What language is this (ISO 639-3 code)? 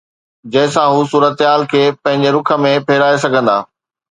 snd